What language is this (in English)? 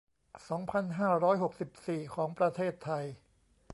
Thai